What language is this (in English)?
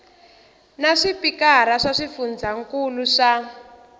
Tsonga